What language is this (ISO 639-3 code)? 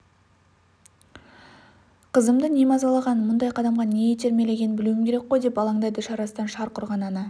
kaz